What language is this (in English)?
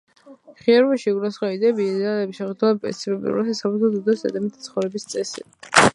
Georgian